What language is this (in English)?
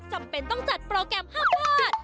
Thai